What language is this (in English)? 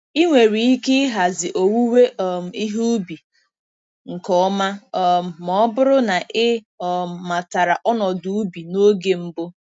Igbo